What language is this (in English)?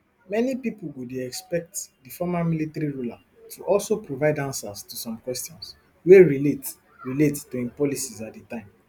Nigerian Pidgin